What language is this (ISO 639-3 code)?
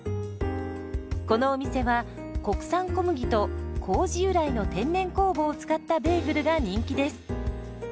jpn